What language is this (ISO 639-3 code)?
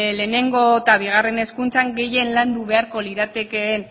eus